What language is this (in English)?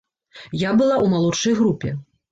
Belarusian